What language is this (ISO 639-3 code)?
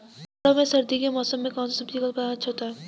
hin